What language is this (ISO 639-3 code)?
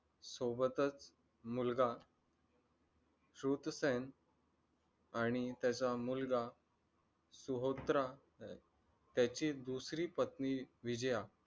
mar